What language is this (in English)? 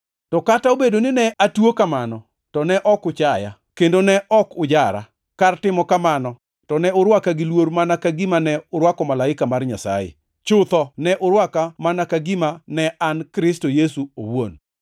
Luo (Kenya and Tanzania)